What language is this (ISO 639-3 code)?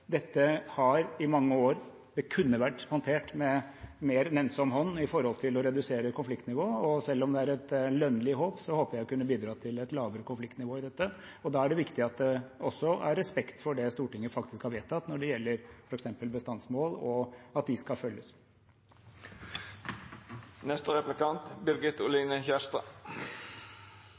nob